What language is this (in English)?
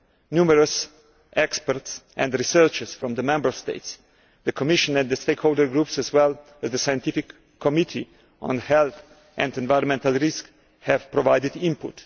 English